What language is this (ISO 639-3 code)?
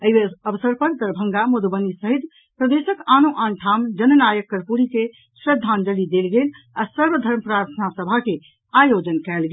mai